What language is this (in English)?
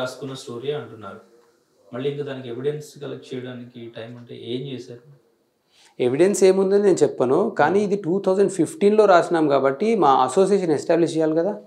Telugu